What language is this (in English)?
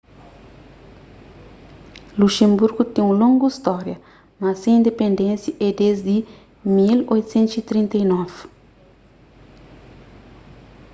Kabuverdianu